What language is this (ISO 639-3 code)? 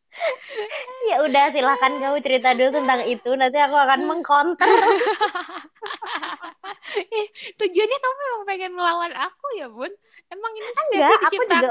ind